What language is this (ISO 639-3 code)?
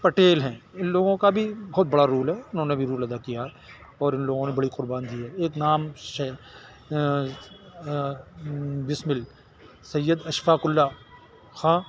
urd